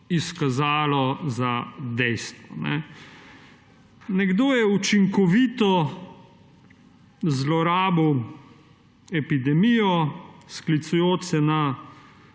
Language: Slovenian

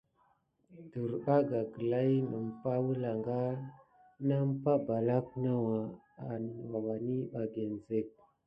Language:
Gidar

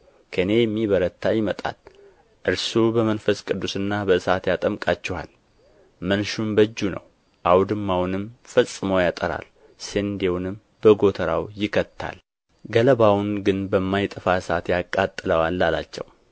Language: Amharic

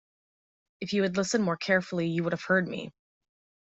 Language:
English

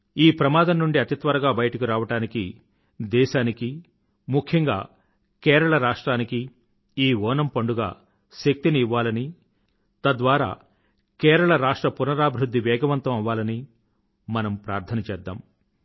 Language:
Telugu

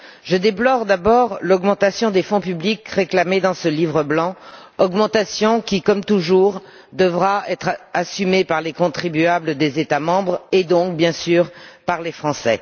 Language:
French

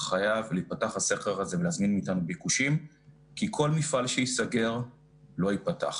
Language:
Hebrew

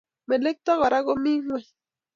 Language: Kalenjin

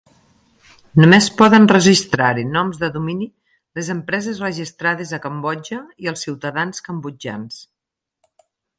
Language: Catalan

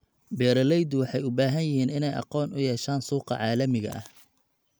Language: Somali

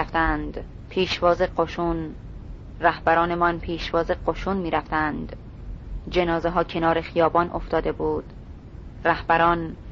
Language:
Persian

